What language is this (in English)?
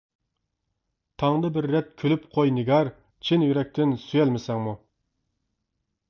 Uyghur